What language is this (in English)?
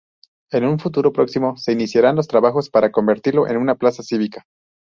Spanish